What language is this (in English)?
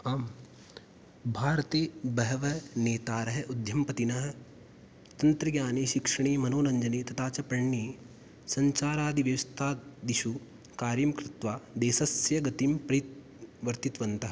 Sanskrit